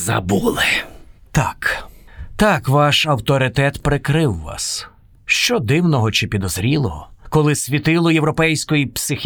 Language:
Ukrainian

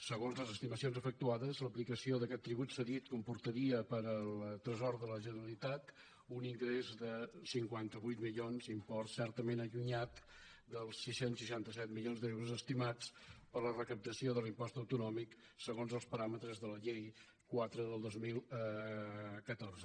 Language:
Catalan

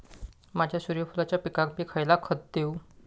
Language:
Marathi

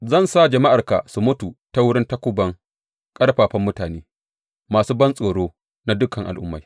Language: Hausa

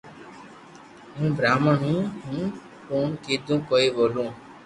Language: Loarki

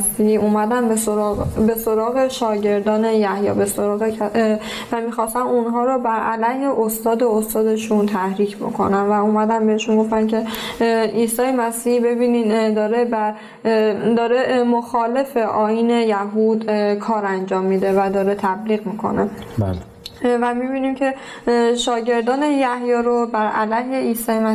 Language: Persian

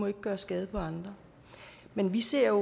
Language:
Danish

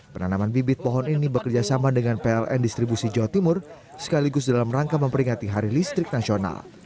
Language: Indonesian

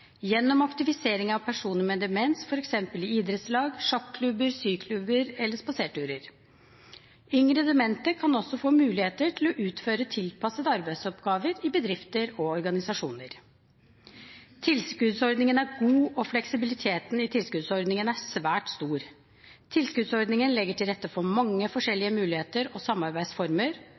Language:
Norwegian Bokmål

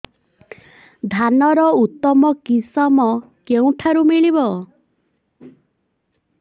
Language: Odia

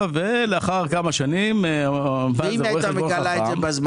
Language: Hebrew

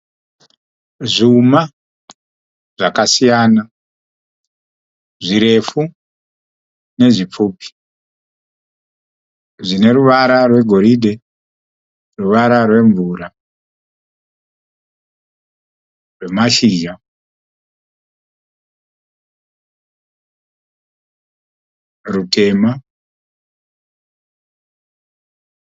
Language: Shona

